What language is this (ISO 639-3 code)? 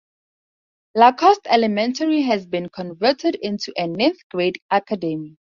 eng